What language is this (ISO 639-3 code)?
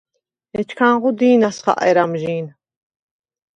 sva